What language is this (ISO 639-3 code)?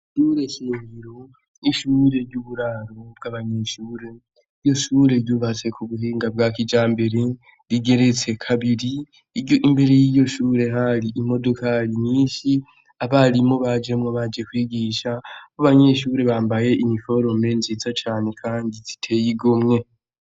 run